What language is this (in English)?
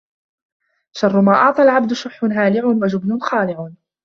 Arabic